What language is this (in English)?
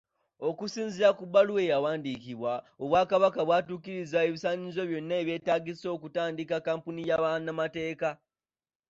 Ganda